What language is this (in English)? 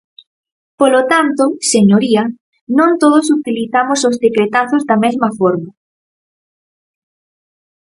Galician